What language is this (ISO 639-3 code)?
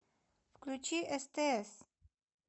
rus